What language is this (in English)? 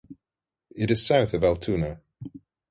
English